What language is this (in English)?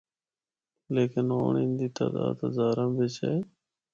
Northern Hindko